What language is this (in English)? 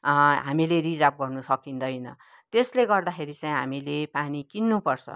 Nepali